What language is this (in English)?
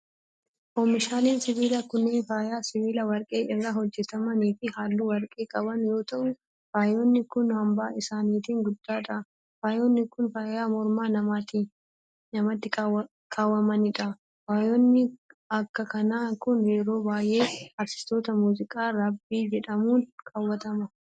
Oromo